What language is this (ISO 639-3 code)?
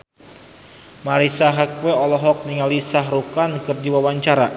sun